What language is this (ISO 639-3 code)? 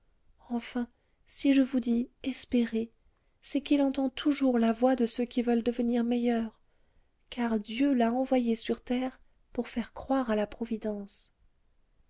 fra